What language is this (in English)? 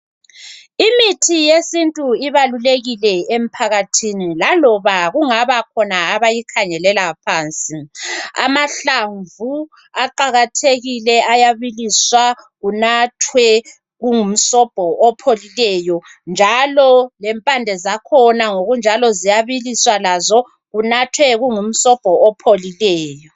North Ndebele